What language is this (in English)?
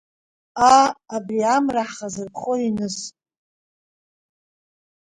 Abkhazian